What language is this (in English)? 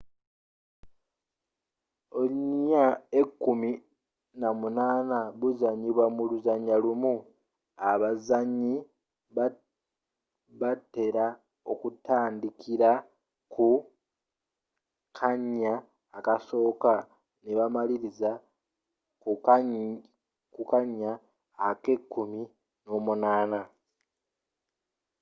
Ganda